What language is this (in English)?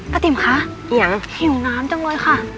Thai